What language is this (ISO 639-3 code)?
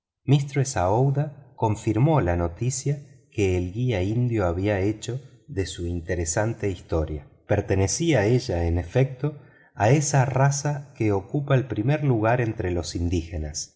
spa